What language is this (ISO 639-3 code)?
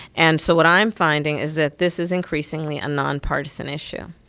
eng